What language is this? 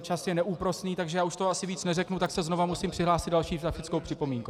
Czech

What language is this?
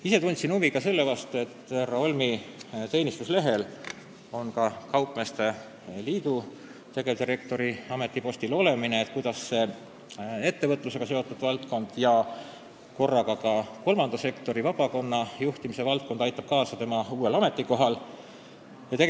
Estonian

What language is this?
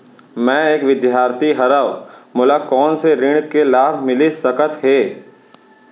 Chhattisgarhi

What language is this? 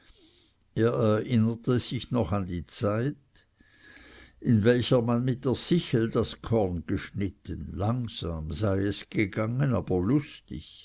German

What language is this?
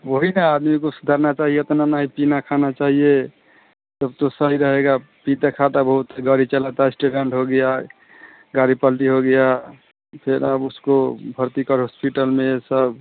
Hindi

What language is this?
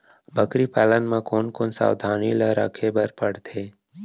Chhattisgarhi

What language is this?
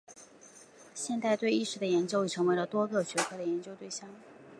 Chinese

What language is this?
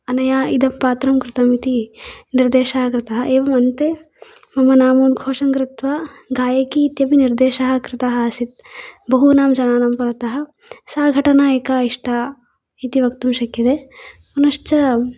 Sanskrit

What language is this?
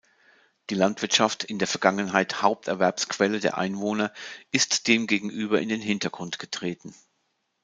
German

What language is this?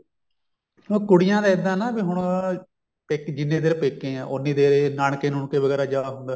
Punjabi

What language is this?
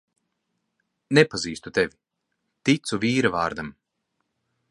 Latvian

